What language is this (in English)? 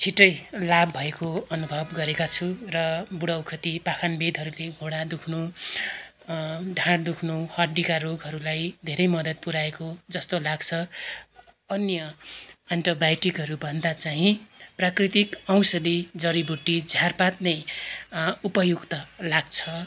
Nepali